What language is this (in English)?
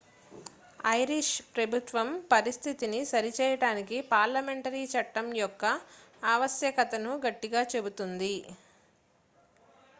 Telugu